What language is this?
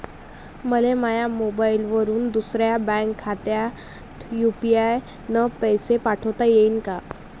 Marathi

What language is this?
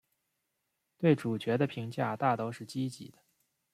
Chinese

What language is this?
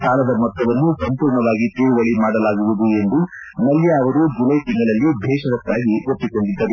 Kannada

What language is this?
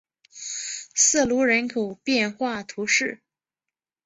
Chinese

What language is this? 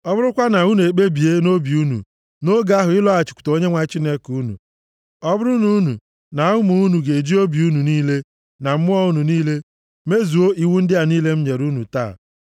Igbo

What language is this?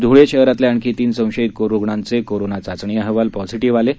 Marathi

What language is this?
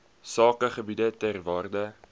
Afrikaans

